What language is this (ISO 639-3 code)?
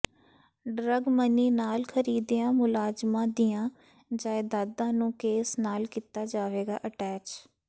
pan